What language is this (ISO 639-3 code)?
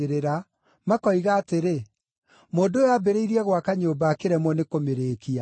kik